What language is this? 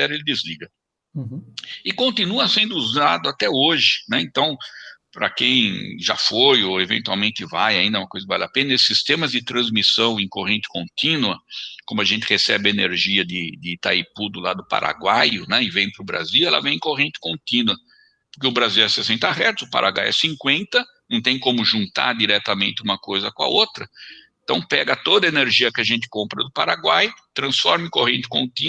Portuguese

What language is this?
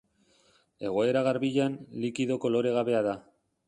Basque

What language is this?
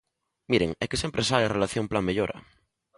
Galician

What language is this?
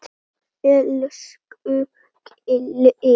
Icelandic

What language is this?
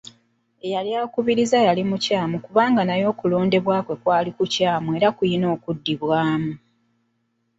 Ganda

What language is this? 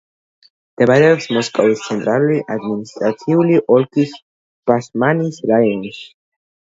Georgian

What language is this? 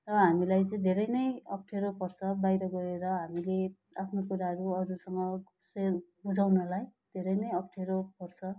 Nepali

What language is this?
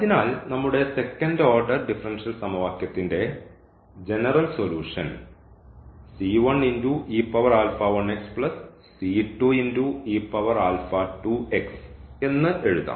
Malayalam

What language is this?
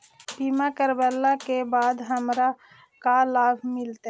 Magahi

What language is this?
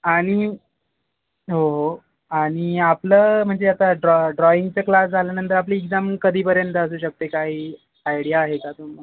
Marathi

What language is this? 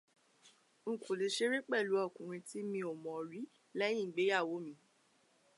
Yoruba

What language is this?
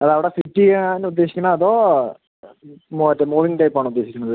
Malayalam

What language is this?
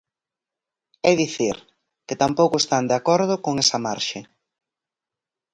Galician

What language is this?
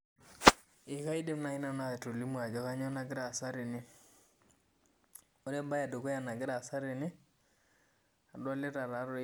Masai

